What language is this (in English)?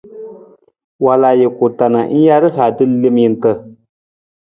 Nawdm